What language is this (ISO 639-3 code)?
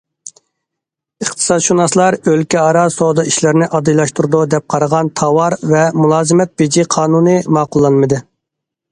uig